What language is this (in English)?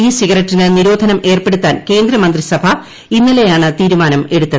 Malayalam